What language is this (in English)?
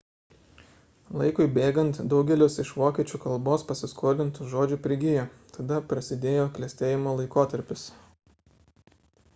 Lithuanian